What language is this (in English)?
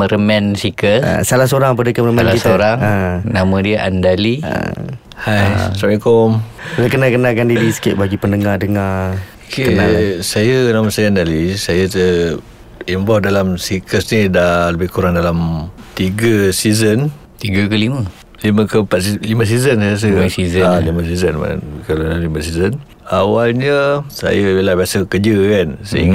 Malay